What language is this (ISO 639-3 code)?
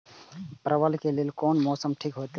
mai